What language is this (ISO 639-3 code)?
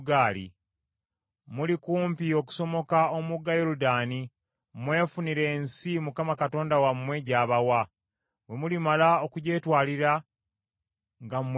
lug